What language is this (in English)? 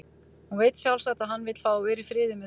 Icelandic